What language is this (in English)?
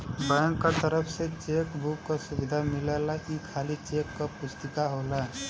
Bhojpuri